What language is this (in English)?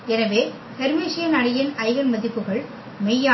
Tamil